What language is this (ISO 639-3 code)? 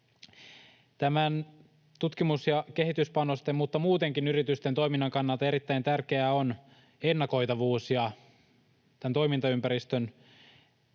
fin